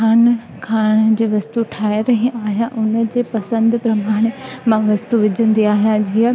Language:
Sindhi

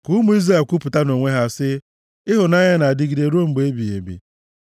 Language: Igbo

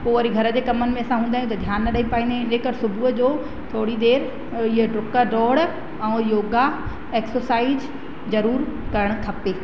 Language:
Sindhi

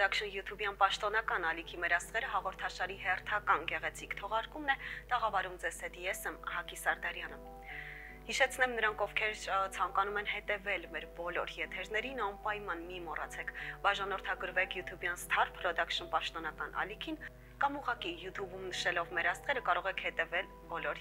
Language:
Russian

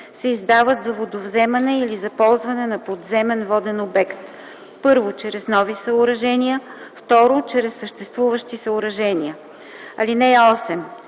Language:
Bulgarian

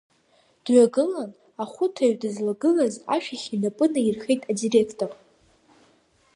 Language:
Abkhazian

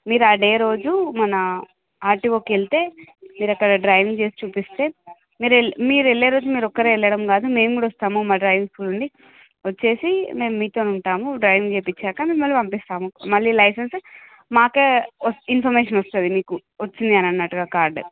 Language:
Telugu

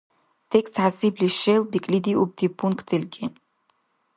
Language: Dargwa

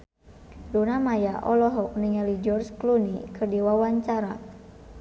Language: Sundanese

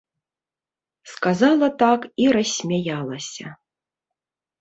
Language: Belarusian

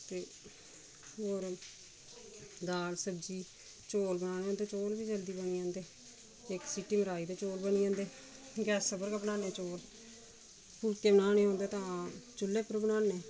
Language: Dogri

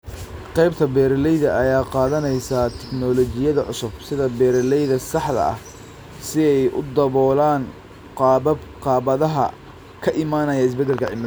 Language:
Somali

